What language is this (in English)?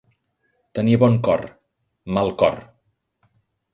Catalan